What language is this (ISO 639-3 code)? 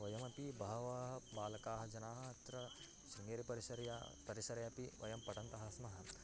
san